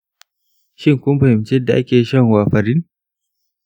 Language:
Hausa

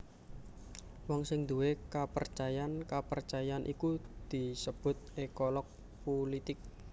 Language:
Javanese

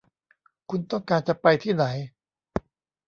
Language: Thai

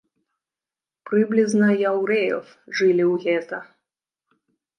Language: Belarusian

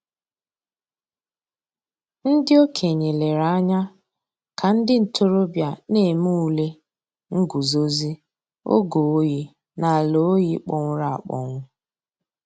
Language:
Igbo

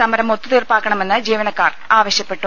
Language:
Malayalam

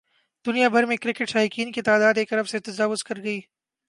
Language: Urdu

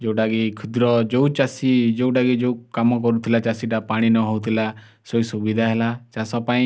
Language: Odia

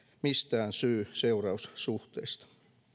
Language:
Finnish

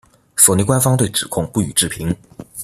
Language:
Chinese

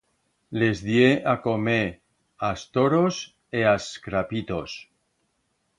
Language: Aragonese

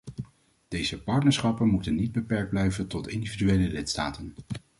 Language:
Dutch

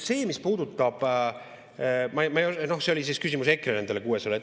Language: Estonian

